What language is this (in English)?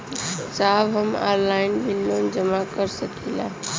Bhojpuri